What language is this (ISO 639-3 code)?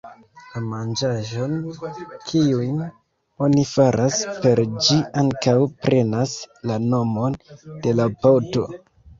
epo